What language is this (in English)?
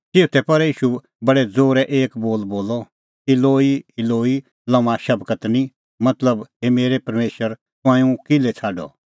Kullu Pahari